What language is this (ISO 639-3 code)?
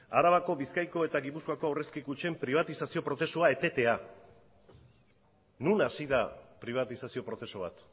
eus